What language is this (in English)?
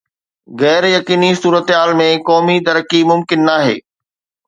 Sindhi